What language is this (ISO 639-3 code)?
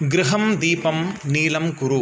san